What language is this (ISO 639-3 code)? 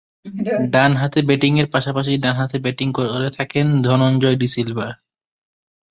ben